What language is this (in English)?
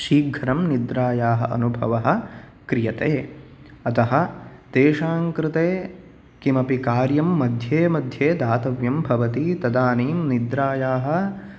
Sanskrit